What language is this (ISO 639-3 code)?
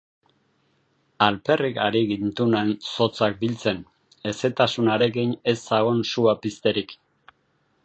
eus